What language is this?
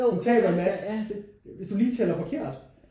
Danish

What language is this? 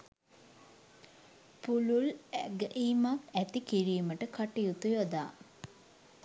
Sinhala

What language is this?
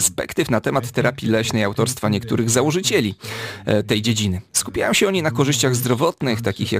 Polish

